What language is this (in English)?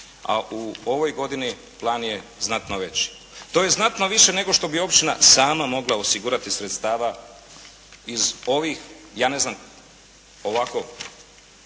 Croatian